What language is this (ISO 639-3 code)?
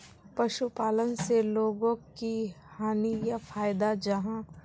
mag